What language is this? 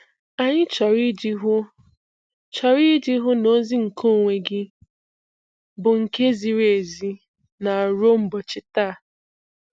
Igbo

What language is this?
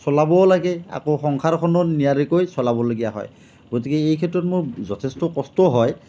Assamese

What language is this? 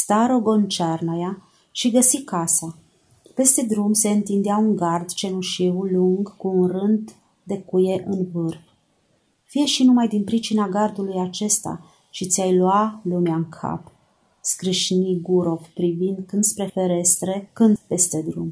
Romanian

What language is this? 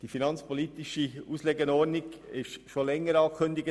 Swiss German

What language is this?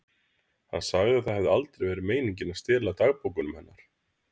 Icelandic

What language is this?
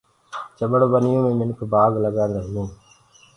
Gurgula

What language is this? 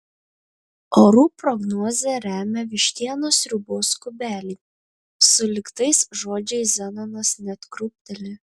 Lithuanian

